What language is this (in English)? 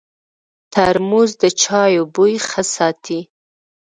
Pashto